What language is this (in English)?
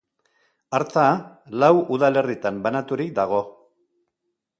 Basque